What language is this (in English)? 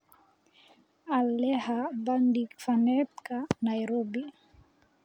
Somali